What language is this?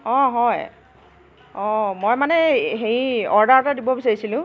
Assamese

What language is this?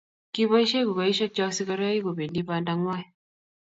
Kalenjin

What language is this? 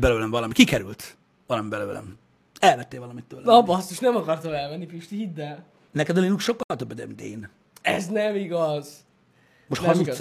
Hungarian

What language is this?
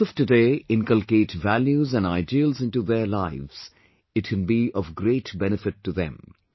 English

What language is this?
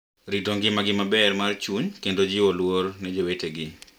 Luo (Kenya and Tanzania)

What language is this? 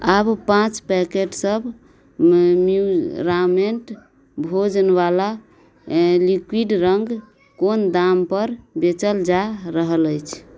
Maithili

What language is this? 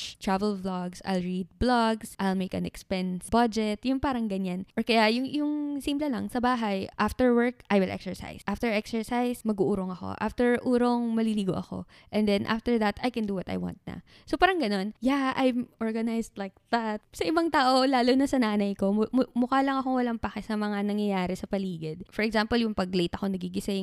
Filipino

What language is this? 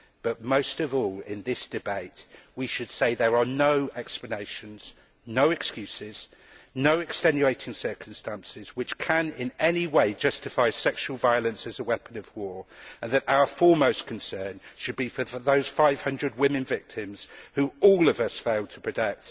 English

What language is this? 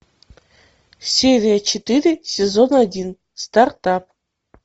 Russian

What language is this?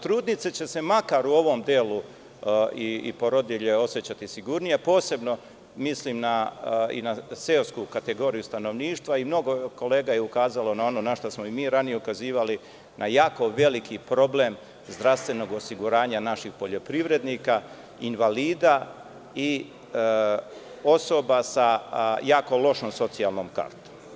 Serbian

